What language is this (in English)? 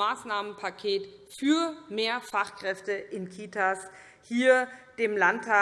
German